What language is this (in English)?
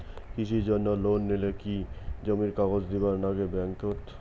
Bangla